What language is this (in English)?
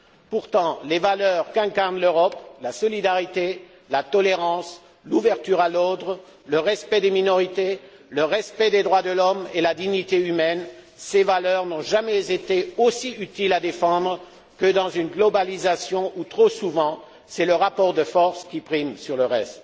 French